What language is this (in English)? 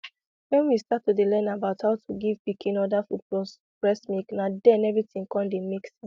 Nigerian Pidgin